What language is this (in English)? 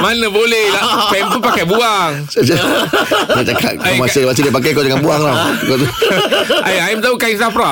Malay